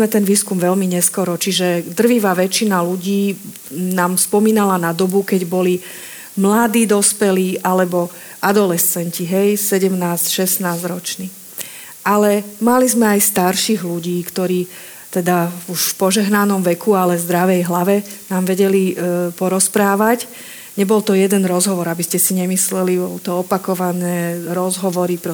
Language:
Slovak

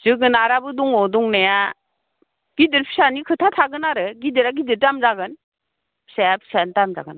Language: Bodo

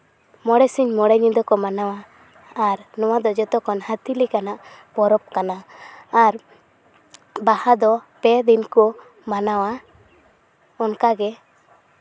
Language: Santali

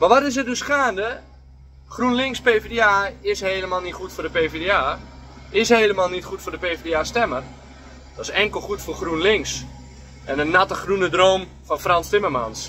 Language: Dutch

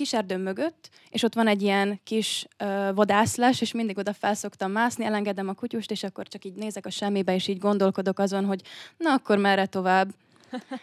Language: Hungarian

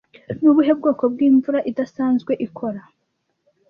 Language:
Kinyarwanda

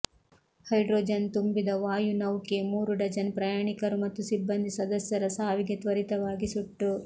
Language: Kannada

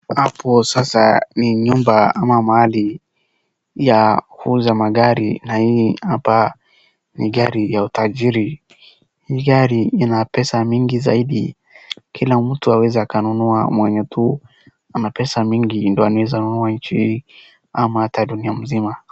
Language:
Swahili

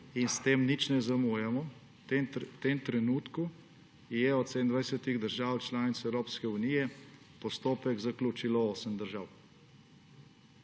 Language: Slovenian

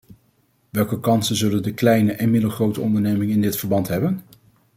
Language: Dutch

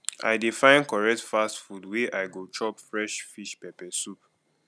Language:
Nigerian Pidgin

